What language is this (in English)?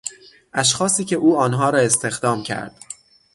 Persian